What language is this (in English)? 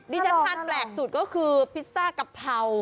Thai